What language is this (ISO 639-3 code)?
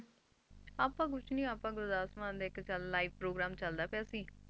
pan